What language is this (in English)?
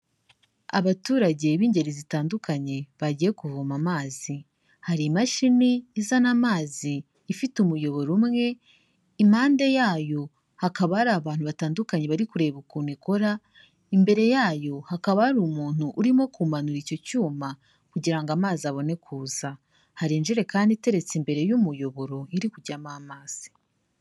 Kinyarwanda